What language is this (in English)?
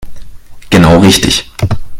German